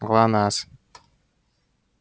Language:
Russian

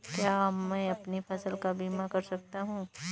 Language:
Hindi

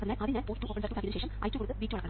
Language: Malayalam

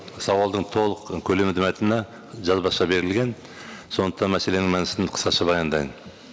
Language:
Kazakh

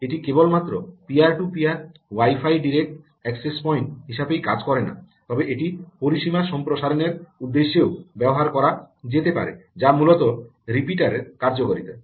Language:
Bangla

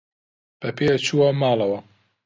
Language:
Central Kurdish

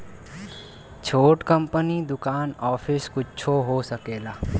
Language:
Bhojpuri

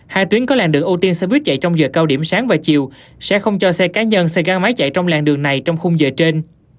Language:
Vietnamese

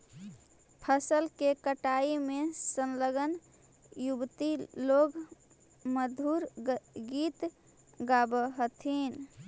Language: Magahi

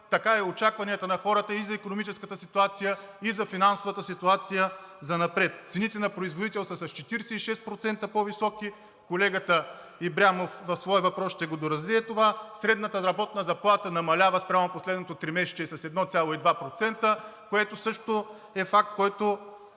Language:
Bulgarian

